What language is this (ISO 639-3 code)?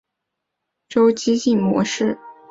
zho